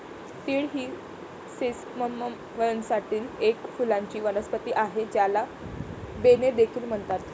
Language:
Marathi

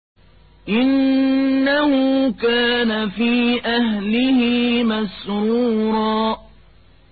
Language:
Arabic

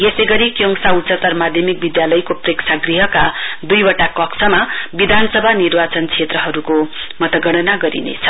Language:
Nepali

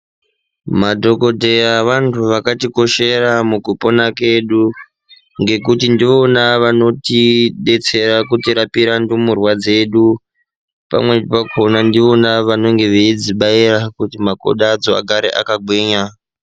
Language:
Ndau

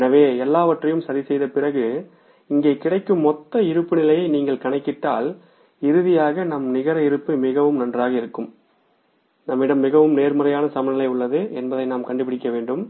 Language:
Tamil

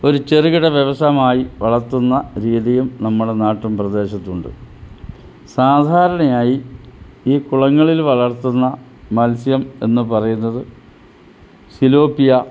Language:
Malayalam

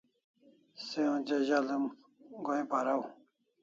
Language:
Kalasha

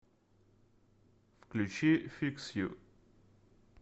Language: Russian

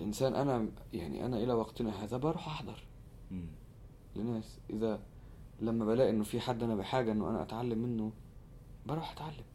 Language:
Arabic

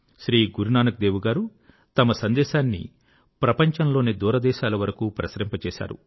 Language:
Telugu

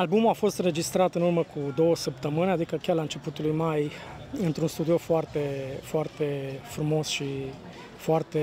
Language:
Romanian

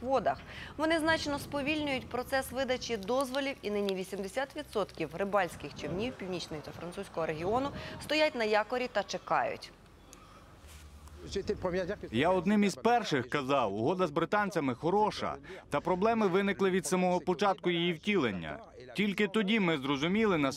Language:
Ukrainian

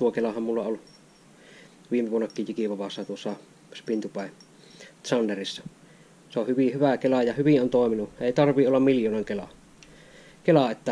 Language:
Finnish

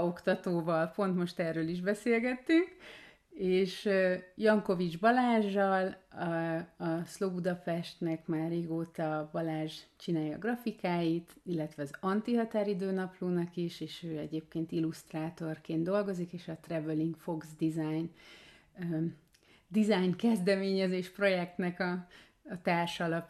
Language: Hungarian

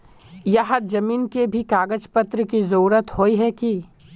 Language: Magahi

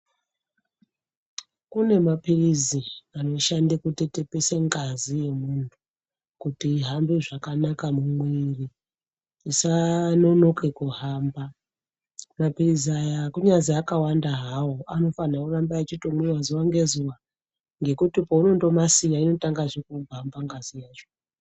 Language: Ndau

